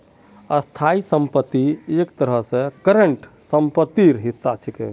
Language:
Magahi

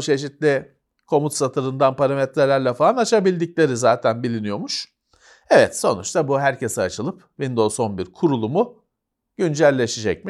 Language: Turkish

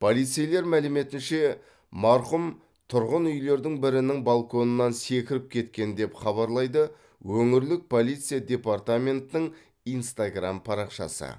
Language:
Kazakh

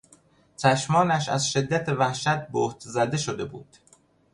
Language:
Persian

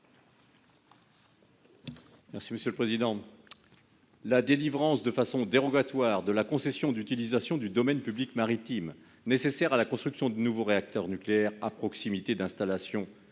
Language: French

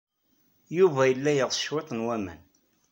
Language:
Kabyle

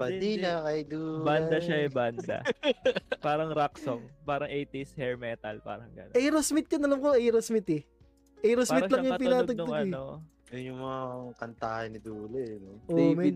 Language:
Filipino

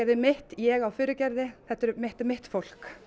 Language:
Icelandic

